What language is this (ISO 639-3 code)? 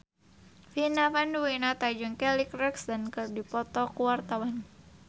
sun